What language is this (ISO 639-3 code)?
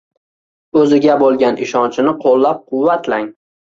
uzb